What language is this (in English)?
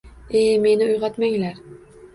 Uzbek